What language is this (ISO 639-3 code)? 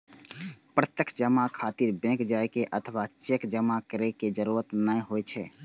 mai